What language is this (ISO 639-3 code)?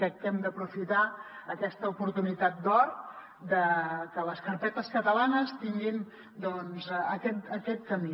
cat